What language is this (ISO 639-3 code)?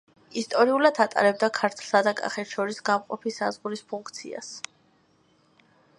kat